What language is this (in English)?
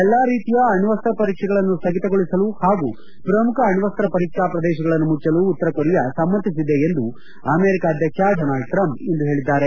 Kannada